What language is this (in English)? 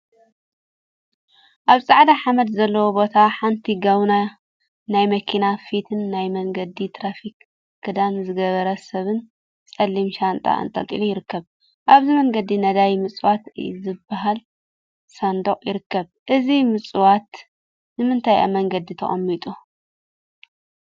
Tigrinya